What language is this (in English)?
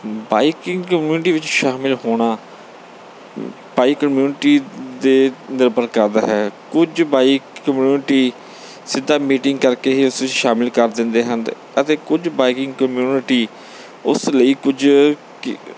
Punjabi